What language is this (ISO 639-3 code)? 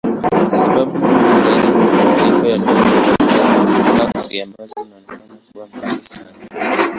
swa